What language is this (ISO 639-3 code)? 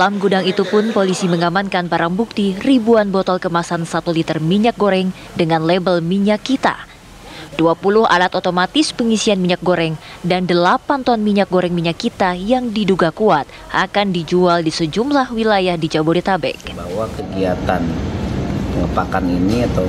ind